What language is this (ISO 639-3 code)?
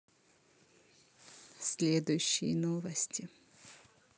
rus